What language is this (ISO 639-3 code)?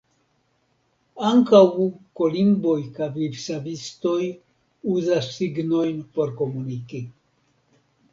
epo